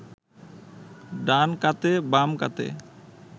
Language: Bangla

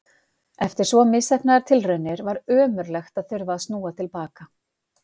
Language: Icelandic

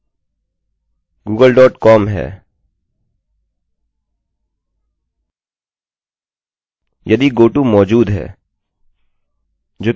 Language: Hindi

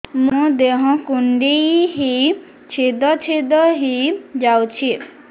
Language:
Odia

